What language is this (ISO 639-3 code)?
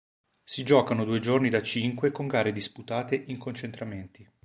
ita